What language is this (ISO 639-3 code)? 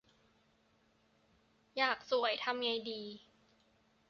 tha